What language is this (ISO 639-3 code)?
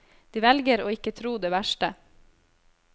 nor